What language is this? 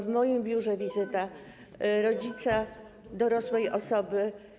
Polish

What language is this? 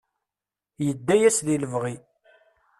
Kabyle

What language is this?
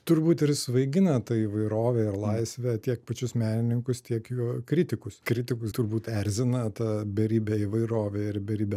Lithuanian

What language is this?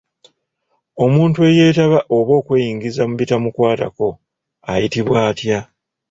Ganda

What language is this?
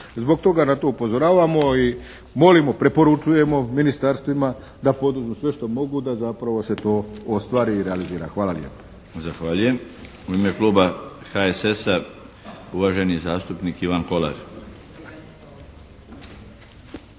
Croatian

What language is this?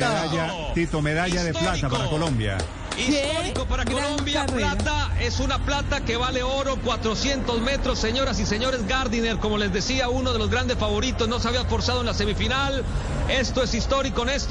Spanish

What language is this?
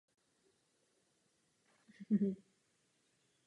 Czech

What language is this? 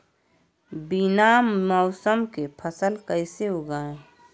Magahi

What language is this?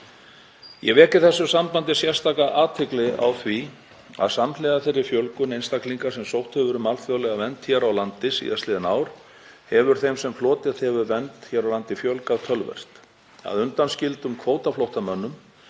Icelandic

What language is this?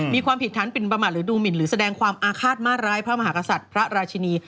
Thai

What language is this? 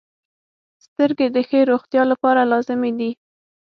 Pashto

